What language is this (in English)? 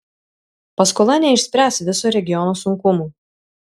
Lithuanian